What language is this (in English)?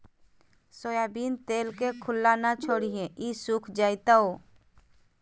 Magahi